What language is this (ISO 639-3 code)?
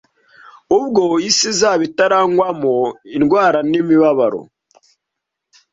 kin